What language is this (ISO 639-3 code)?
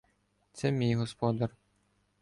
ukr